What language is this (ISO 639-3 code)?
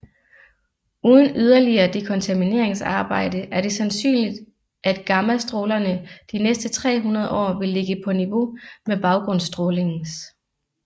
dan